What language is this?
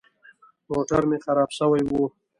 Pashto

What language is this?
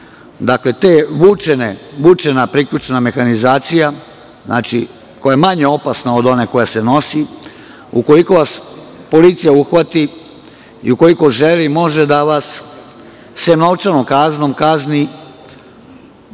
Serbian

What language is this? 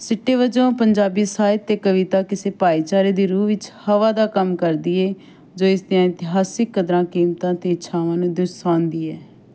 Punjabi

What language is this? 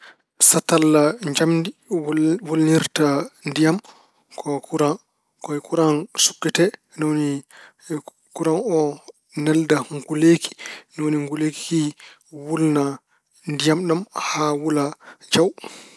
Fula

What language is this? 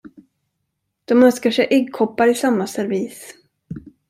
Swedish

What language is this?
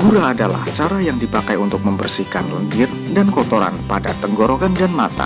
Indonesian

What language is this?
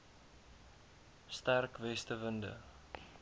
Afrikaans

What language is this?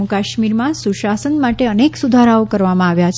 Gujarati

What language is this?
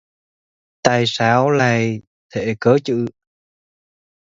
Vietnamese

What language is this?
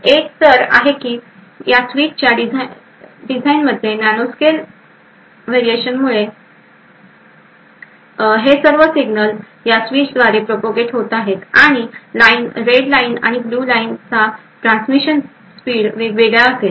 Marathi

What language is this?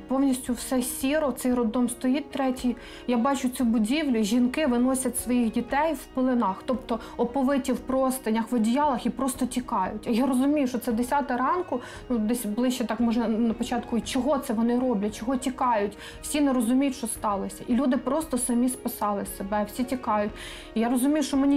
Ukrainian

